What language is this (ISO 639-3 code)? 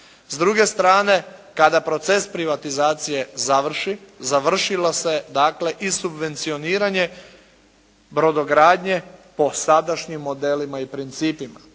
hrv